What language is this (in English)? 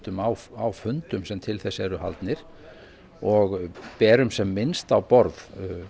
Icelandic